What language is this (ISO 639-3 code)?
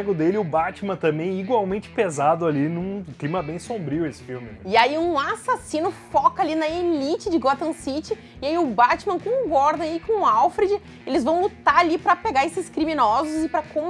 por